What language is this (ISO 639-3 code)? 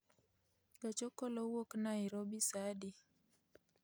luo